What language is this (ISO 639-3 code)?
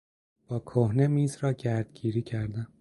fas